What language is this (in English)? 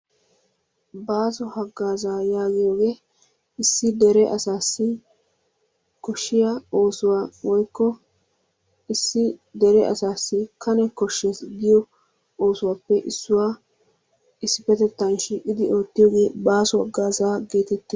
Wolaytta